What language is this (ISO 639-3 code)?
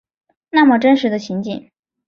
zho